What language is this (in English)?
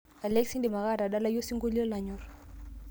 Masai